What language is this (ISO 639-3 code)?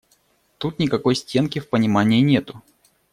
rus